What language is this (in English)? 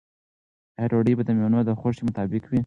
Pashto